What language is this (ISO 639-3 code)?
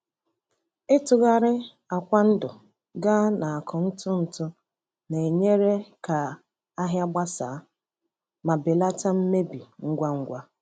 ibo